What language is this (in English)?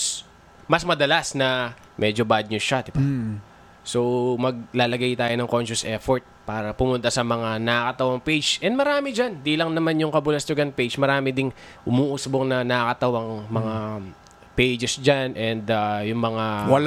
Filipino